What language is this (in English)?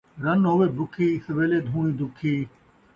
Saraiki